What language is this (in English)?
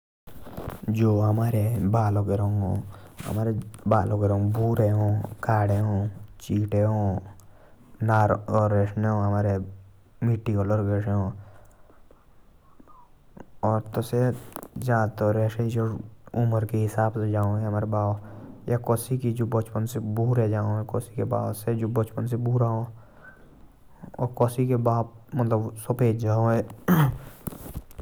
Jaunsari